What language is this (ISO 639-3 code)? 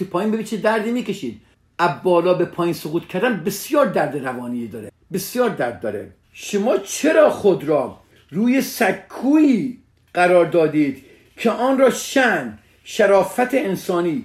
fas